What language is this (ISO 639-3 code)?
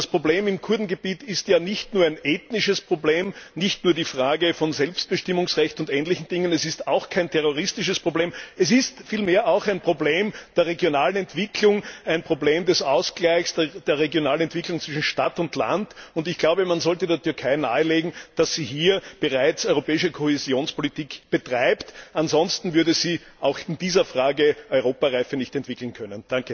deu